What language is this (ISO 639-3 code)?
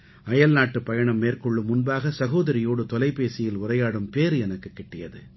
tam